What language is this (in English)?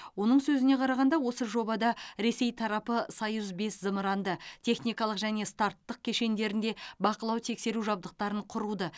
Kazakh